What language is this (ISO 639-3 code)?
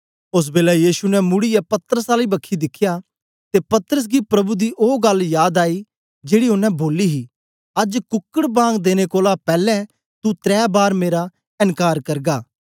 doi